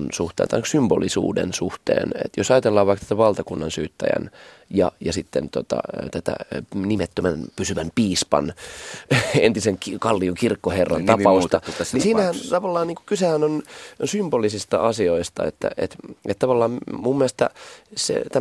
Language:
Finnish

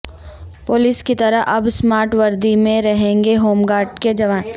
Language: Urdu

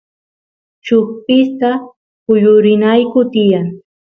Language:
Santiago del Estero Quichua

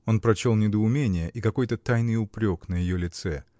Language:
Russian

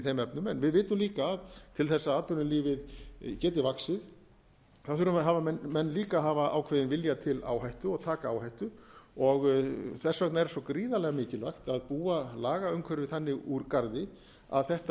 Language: Icelandic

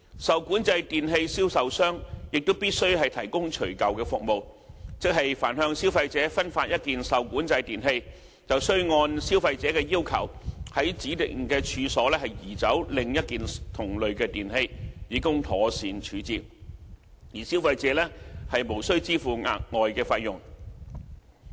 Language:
Cantonese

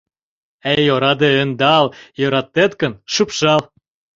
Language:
Mari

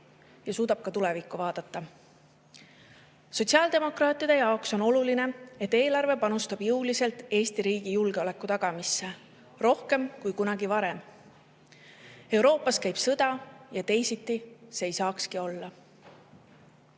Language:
Estonian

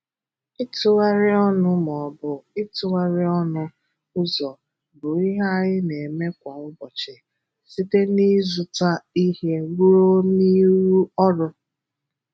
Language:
Igbo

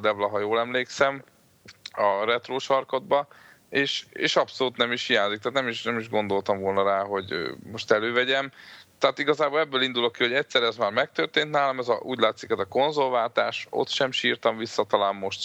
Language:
Hungarian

